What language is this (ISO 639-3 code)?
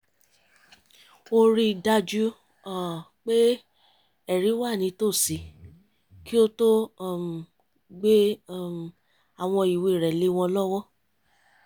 yor